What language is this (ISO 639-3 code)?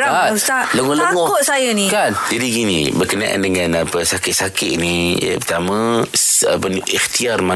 msa